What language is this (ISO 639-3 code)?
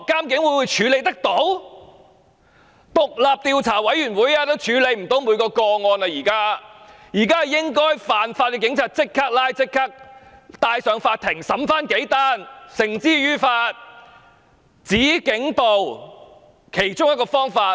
yue